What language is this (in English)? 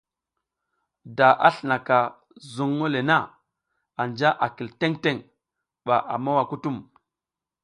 South Giziga